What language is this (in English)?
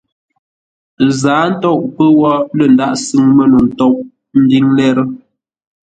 Ngombale